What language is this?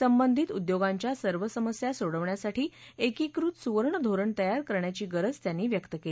Marathi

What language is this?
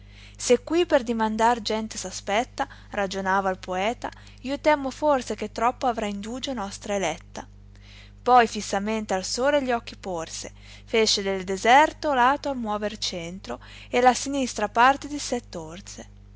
Italian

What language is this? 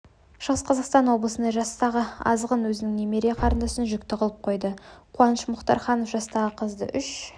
Kazakh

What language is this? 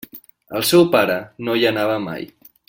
Catalan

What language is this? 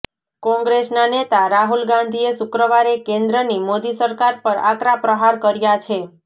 Gujarati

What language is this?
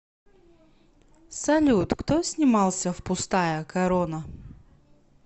Russian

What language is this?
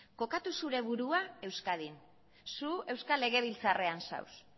Basque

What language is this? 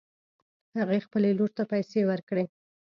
Pashto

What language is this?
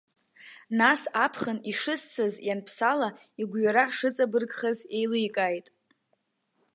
Abkhazian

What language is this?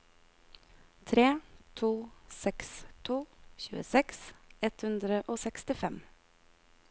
Norwegian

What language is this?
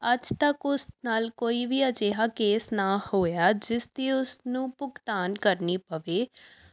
Punjabi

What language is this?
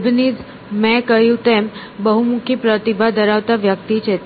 Gujarati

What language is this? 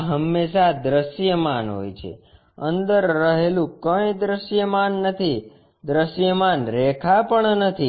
Gujarati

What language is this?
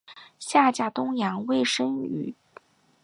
Chinese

